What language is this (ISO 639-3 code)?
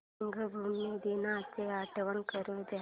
mar